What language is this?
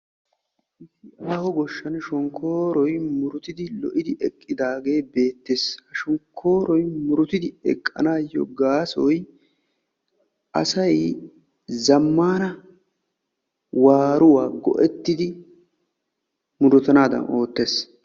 Wolaytta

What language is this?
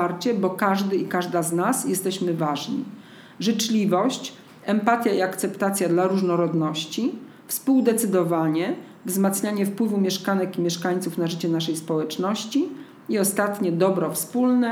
Polish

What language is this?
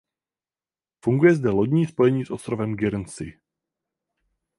Czech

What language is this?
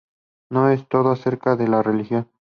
Spanish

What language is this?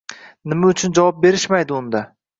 Uzbek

